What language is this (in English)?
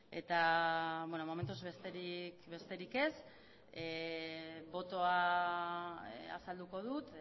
Basque